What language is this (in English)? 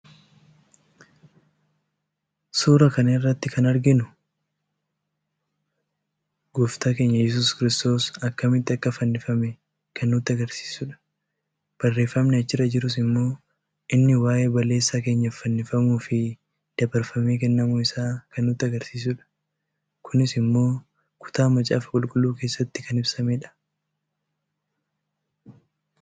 Oromo